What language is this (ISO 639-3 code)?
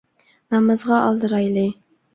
uig